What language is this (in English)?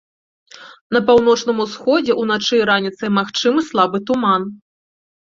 Belarusian